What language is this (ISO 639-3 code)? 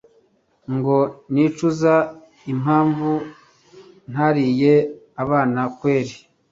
kin